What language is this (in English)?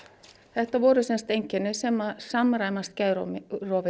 Icelandic